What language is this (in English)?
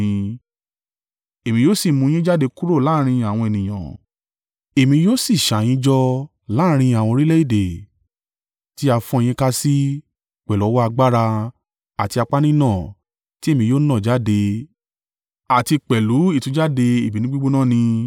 Yoruba